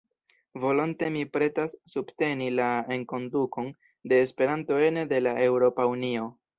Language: Esperanto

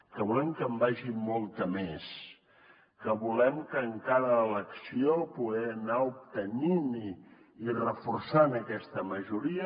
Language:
Catalan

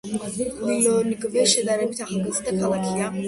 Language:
Georgian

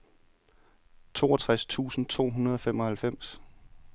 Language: Danish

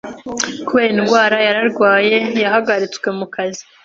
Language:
Kinyarwanda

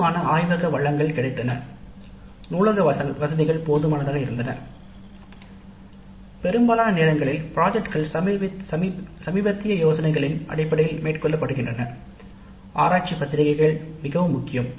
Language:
Tamil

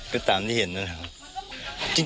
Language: Thai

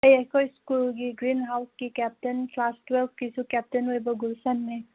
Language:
Manipuri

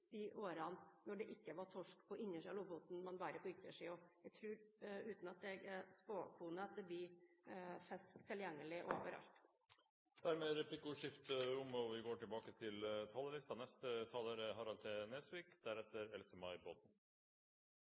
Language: Norwegian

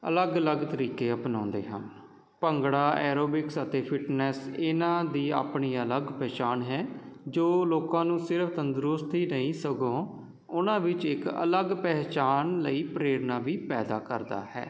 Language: Punjabi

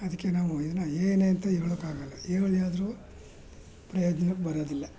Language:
Kannada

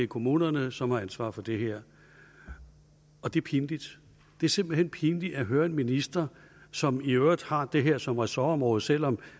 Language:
Danish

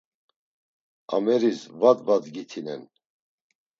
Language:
Laz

